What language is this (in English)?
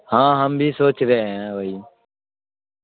Urdu